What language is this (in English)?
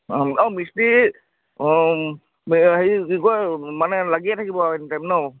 Assamese